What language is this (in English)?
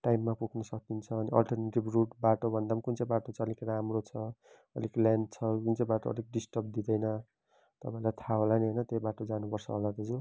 Nepali